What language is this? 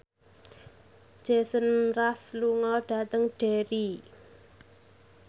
Javanese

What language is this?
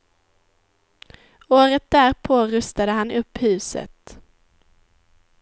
Swedish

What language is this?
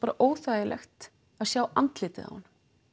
Icelandic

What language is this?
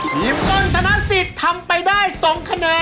Thai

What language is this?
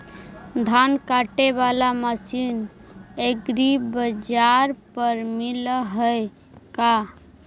Magahi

